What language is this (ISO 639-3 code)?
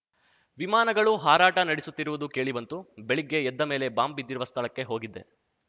kan